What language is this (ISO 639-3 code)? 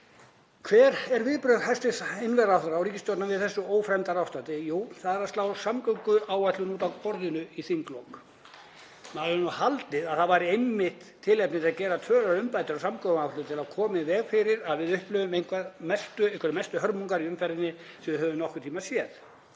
isl